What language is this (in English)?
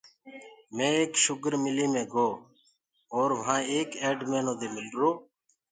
Gurgula